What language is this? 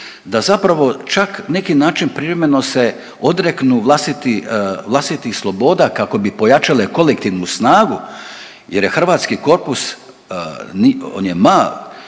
Croatian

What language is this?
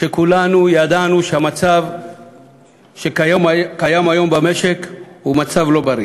Hebrew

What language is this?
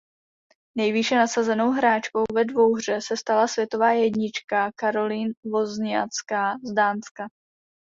Czech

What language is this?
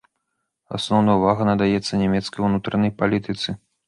Belarusian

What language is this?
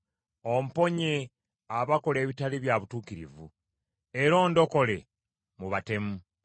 Ganda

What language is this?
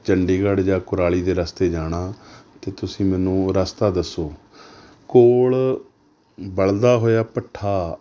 Punjabi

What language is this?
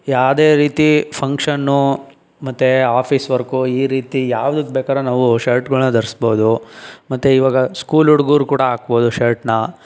Kannada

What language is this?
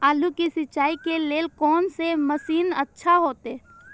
Maithili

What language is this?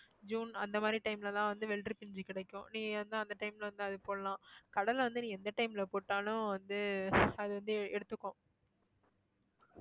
Tamil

